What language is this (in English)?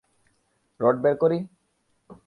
Bangla